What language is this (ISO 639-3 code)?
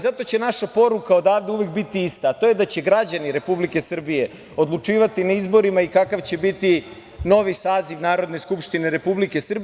srp